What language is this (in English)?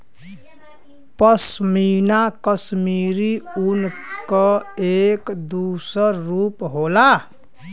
Bhojpuri